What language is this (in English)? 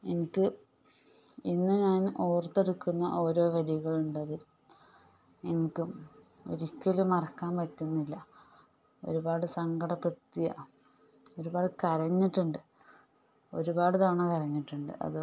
Malayalam